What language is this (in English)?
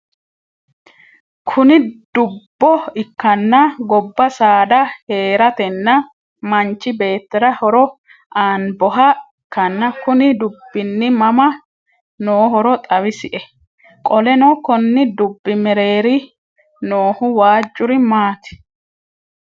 Sidamo